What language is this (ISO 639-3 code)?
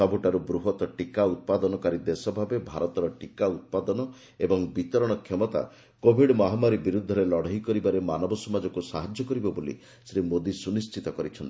ori